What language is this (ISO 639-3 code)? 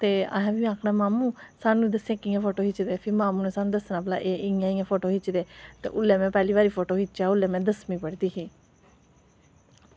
doi